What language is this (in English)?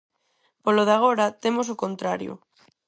Galician